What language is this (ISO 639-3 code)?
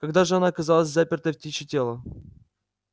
rus